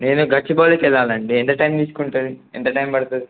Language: Telugu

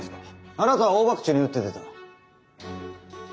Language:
Japanese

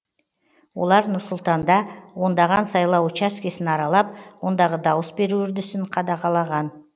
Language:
Kazakh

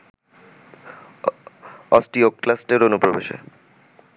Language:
Bangla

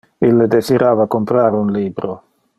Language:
Interlingua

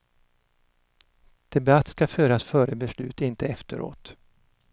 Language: Swedish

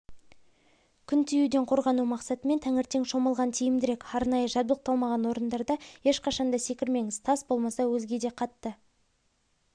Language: Kazakh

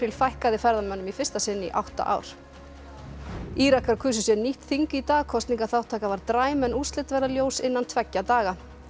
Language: Icelandic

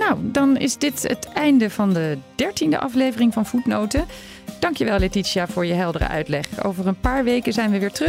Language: Dutch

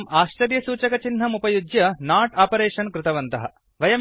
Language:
Sanskrit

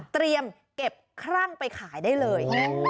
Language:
Thai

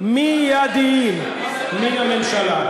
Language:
Hebrew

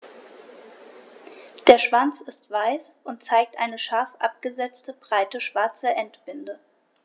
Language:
German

